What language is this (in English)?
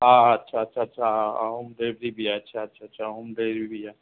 Sindhi